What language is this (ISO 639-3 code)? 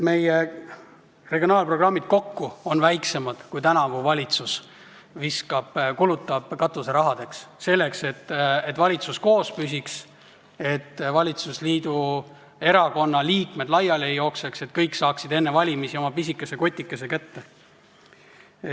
est